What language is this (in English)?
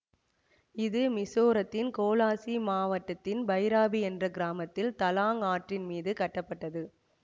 Tamil